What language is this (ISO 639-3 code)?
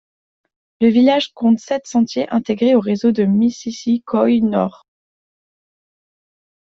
fra